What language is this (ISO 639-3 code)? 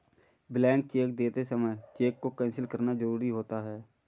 hin